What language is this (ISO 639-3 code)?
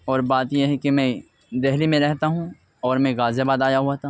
urd